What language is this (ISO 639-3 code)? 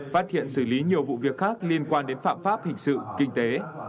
vie